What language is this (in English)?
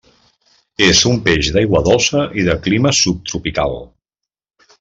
Catalan